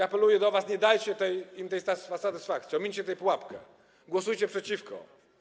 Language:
Polish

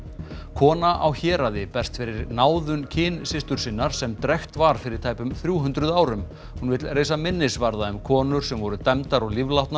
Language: Icelandic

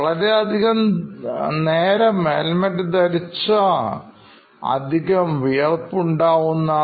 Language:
Malayalam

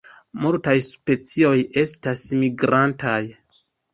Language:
Esperanto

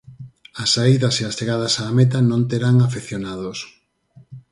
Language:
Galician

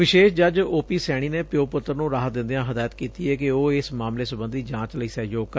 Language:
Punjabi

